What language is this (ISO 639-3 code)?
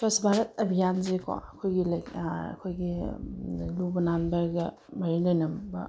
mni